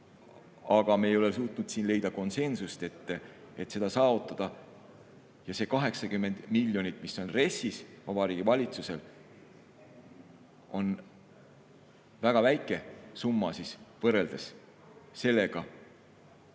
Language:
Estonian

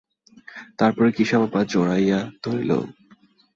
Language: Bangla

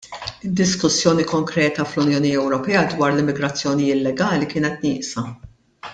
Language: Maltese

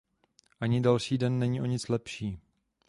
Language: Czech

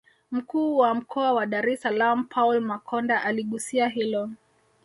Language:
Swahili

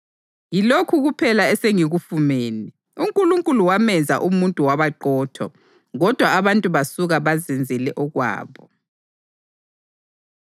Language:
North Ndebele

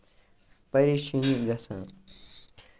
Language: Kashmiri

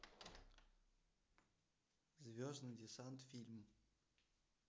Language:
Russian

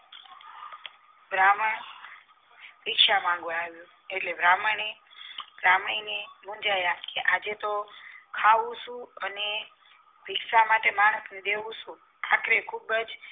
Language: Gujarati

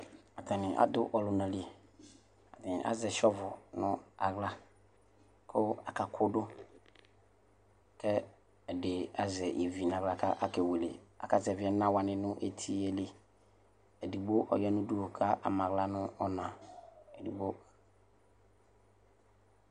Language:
Ikposo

